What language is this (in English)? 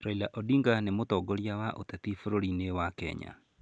Kikuyu